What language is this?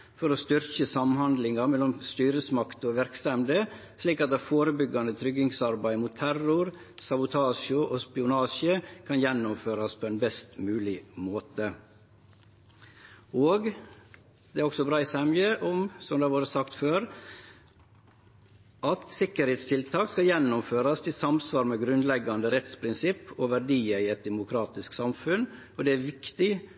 Norwegian Nynorsk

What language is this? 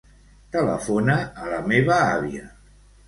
Catalan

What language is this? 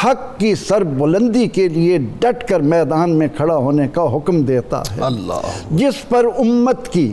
Urdu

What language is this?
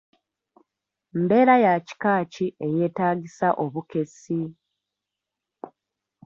Ganda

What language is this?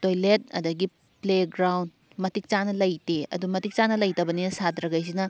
Manipuri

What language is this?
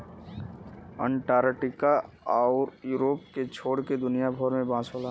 Bhojpuri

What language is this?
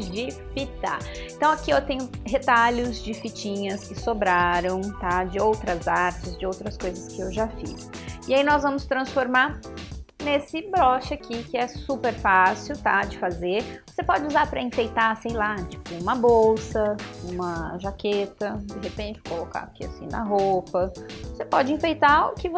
Portuguese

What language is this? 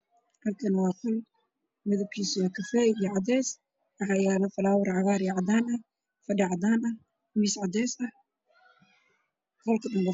Somali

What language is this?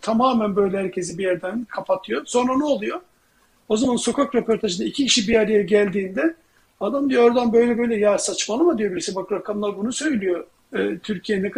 Turkish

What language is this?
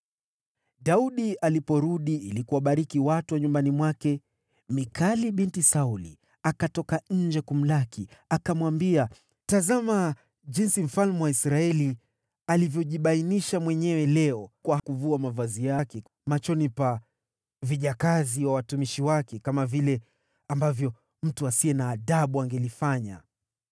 Swahili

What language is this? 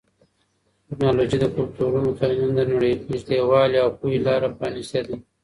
Pashto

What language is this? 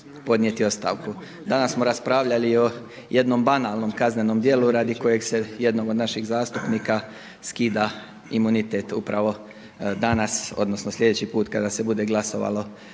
Croatian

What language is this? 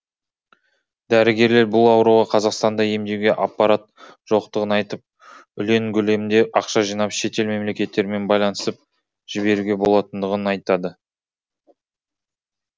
Kazakh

